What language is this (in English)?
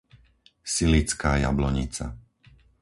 Slovak